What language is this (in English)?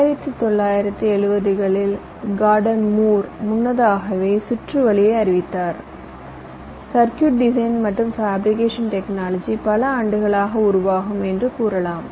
Tamil